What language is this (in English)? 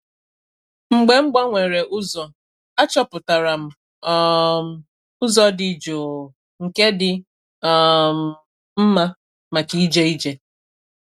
Igbo